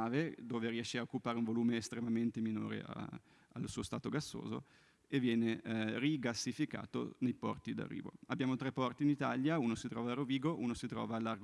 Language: Italian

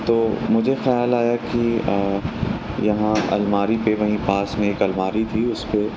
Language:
Urdu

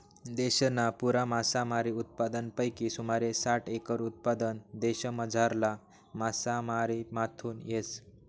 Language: Marathi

